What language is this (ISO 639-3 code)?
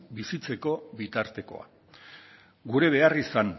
eus